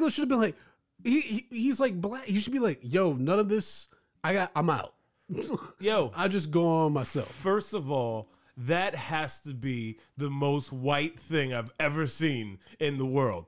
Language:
English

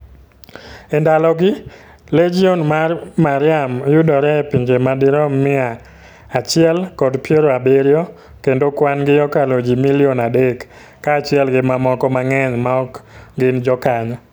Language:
Luo (Kenya and Tanzania)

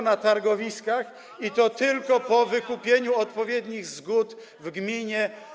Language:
Polish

